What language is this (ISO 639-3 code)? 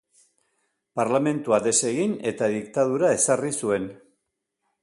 eus